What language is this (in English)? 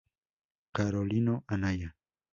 Spanish